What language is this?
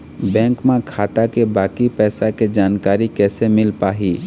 Chhattisgarhi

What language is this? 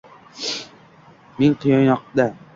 Uzbek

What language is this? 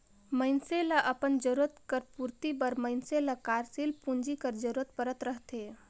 Chhattisgarhi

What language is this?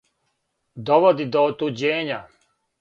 Serbian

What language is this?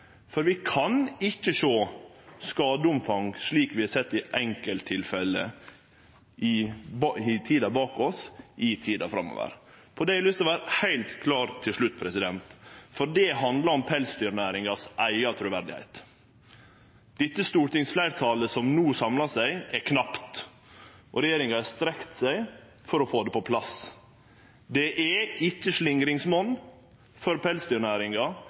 Norwegian Nynorsk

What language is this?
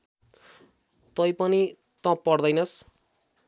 Nepali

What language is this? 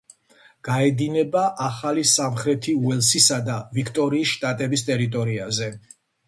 Georgian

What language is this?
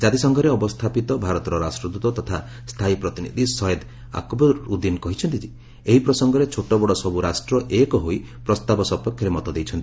Odia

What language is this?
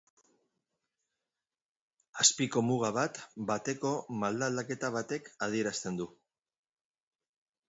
Basque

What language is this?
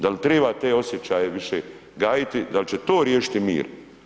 Croatian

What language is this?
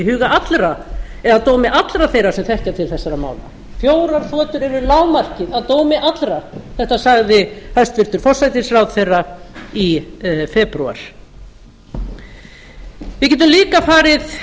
Icelandic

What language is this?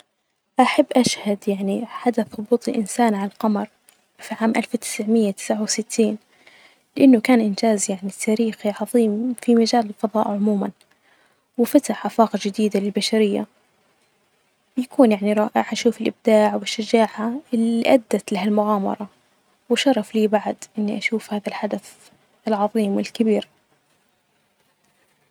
Najdi Arabic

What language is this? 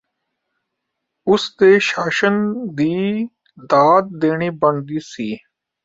Punjabi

